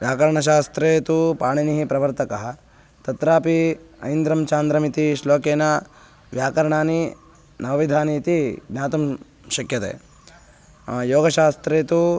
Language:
Sanskrit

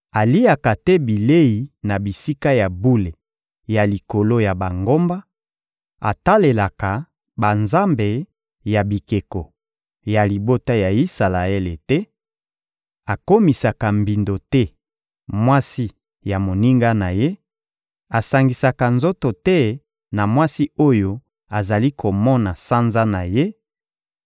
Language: Lingala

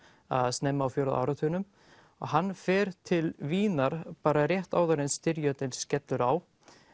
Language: Icelandic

